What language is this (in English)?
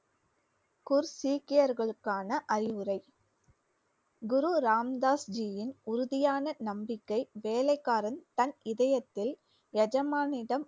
Tamil